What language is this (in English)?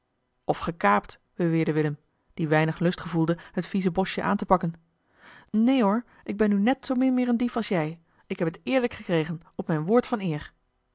Dutch